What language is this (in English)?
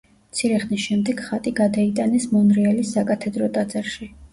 Georgian